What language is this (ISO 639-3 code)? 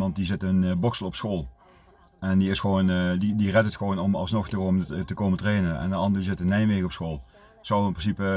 nld